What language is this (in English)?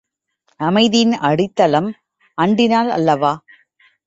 Tamil